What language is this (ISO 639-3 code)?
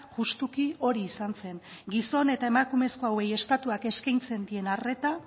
eus